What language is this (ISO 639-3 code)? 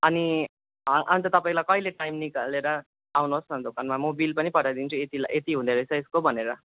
nep